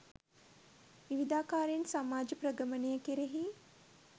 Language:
Sinhala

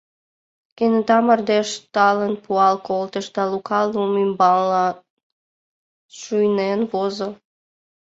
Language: Mari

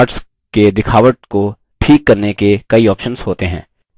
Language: Hindi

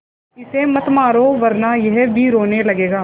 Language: Hindi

